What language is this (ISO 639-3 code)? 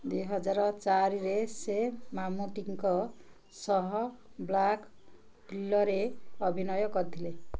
ori